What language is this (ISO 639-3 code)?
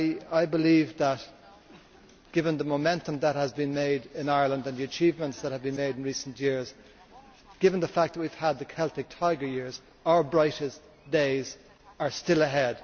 eng